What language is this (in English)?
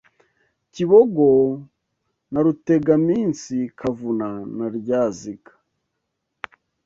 Kinyarwanda